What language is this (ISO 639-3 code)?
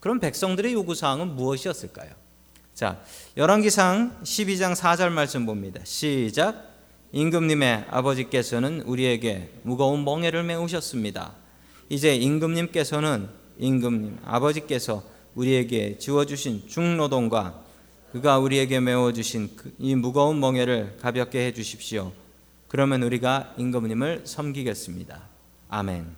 kor